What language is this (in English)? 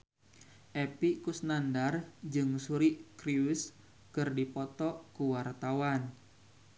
Sundanese